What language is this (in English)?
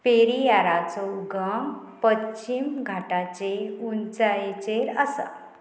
Konkani